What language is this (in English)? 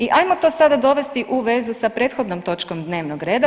Croatian